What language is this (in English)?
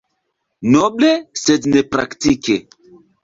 Esperanto